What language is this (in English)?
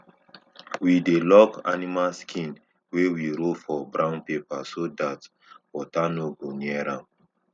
Nigerian Pidgin